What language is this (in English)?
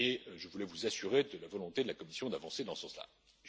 French